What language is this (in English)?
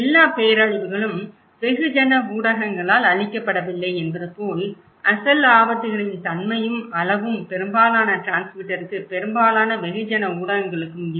Tamil